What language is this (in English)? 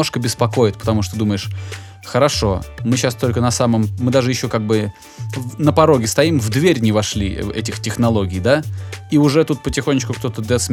Russian